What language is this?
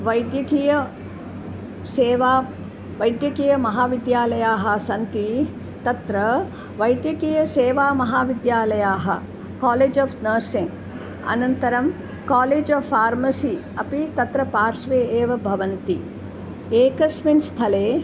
Sanskrit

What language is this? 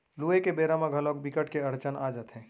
Chhattisgarhi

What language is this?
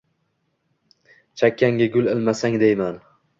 Uzbek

